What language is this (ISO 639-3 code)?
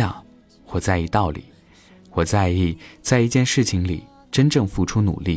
zho